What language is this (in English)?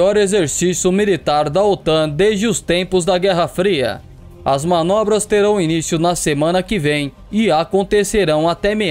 Portuguese